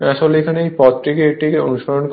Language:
Bangla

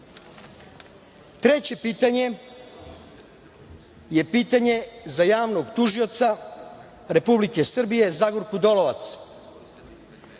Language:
Serbian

